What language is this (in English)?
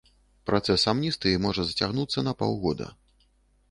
Belarusian